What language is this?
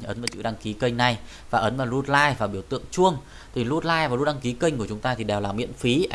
Vietnamese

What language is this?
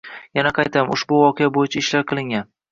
Uzbek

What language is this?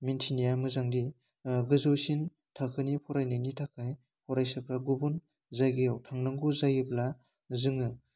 Bodo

